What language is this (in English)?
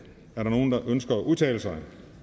Danish